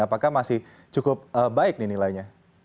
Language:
Indonesian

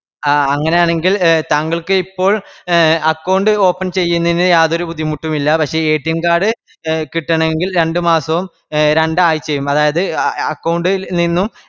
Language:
Malayalam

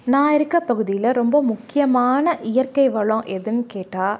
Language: Tamil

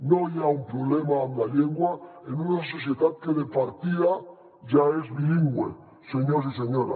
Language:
Catalan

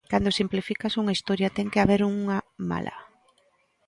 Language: Galician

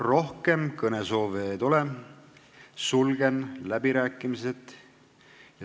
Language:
Estonian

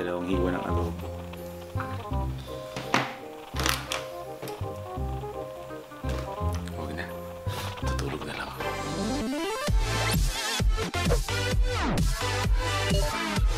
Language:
Filipino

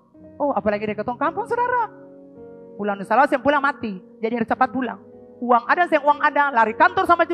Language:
Indonesian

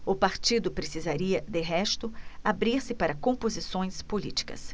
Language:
Portuguese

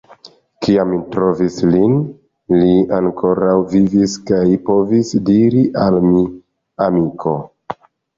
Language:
Esperanto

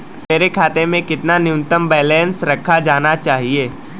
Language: Hindi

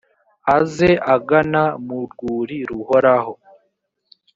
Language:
Kinyarwanda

